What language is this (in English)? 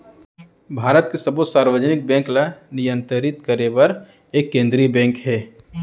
Chhattisgarhi